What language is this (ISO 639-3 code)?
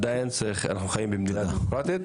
heb